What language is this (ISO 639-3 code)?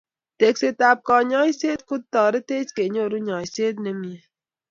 kln